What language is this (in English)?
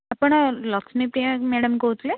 Odia